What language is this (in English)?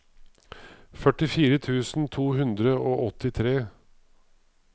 Norwegian